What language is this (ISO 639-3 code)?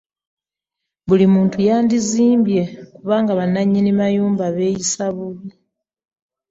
lug